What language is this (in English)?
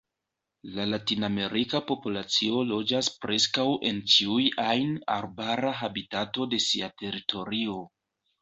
Esperanto